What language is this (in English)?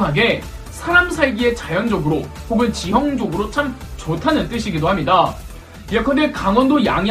Korean